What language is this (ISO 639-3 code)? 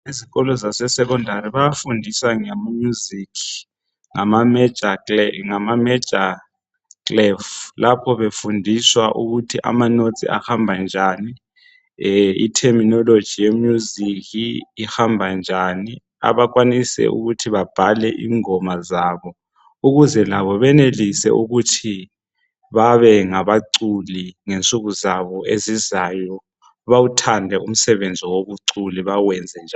nde